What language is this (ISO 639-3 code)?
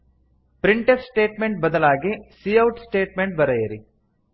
kan